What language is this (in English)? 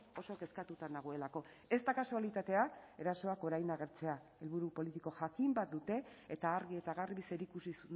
Basque